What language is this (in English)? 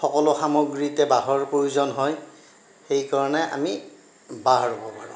Assamese